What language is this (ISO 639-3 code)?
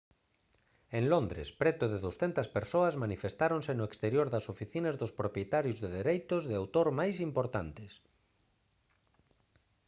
glg